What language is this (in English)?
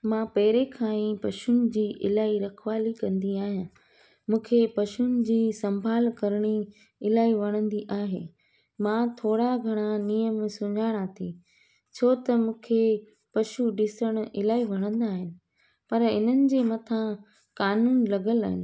Sindhi